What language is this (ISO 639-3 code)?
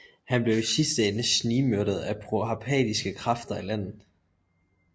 dan